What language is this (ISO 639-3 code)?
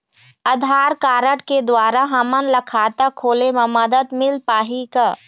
hne